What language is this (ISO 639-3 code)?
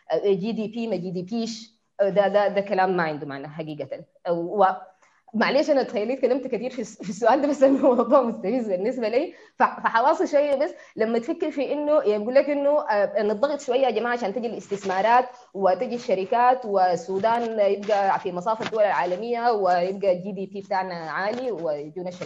ara